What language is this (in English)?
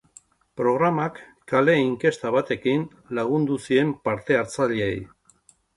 Basque